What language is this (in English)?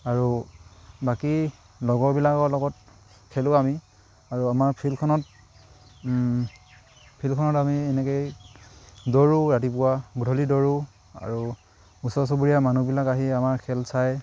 Assamese